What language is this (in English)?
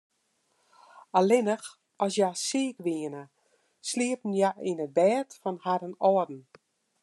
Western Frisian